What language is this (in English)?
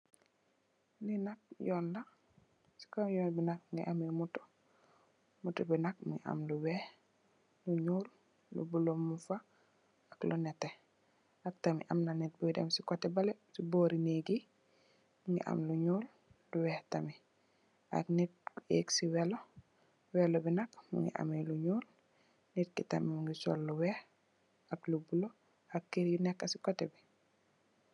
Wolof